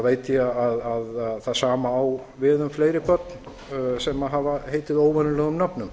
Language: Icelandic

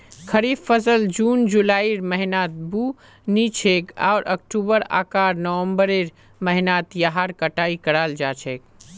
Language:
Magahi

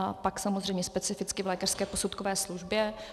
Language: Czech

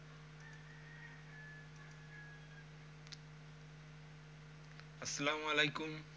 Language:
Bangla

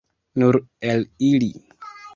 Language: Esperanto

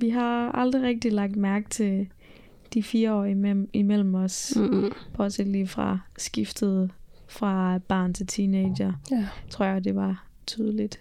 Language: Danish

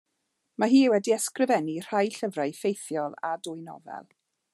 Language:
Welsh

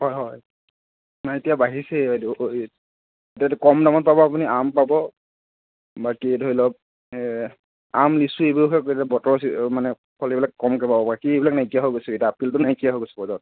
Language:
Assamese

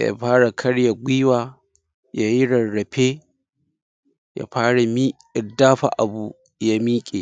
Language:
Hausa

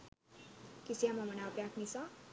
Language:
Sinhala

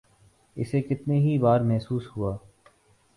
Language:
Urdu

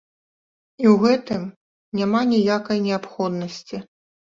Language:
Belarusian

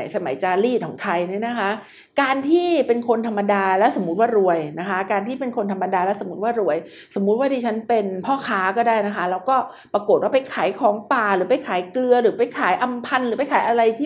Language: Thai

